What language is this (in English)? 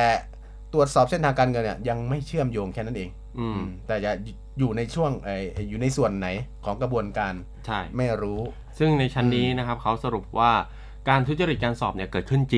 Thai